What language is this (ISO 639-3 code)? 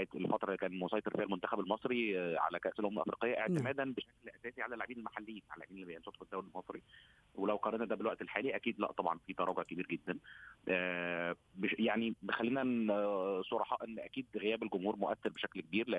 ara